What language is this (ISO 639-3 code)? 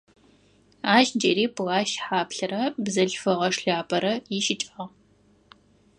ady